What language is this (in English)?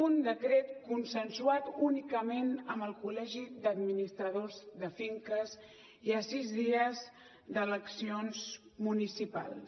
Catalan